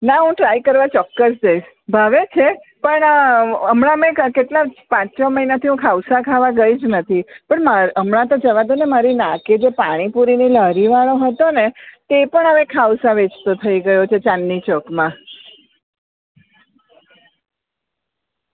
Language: Gujarati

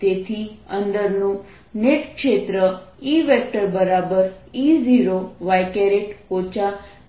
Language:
Gujarati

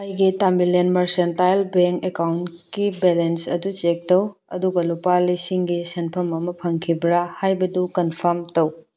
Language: Manipuri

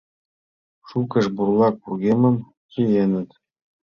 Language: Mari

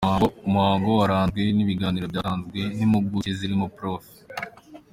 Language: Kinyarwanda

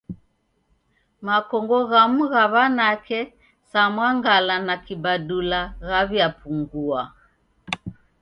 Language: Taita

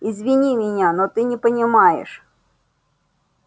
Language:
Russian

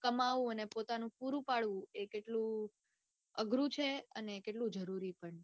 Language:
Gujarati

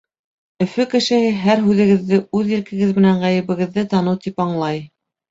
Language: Bashkir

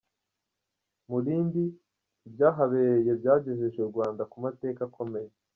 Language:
Kinyarwanda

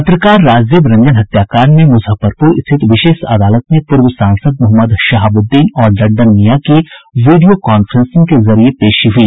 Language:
Hindi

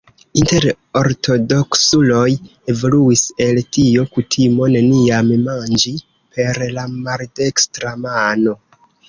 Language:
Esperanto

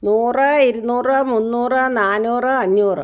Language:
Malayalam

